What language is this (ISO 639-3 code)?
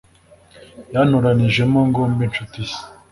kin